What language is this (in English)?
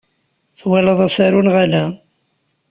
Kabyle